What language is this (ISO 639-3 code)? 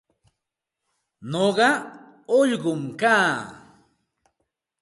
qxt